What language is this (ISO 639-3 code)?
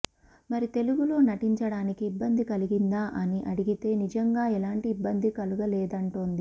tel